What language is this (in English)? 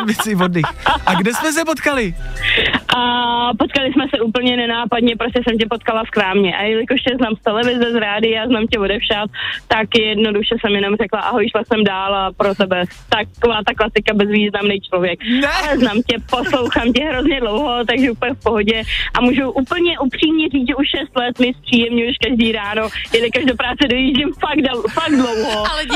Czech